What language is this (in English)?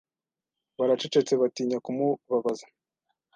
Kinyarwanda